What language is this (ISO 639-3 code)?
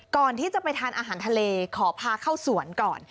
tha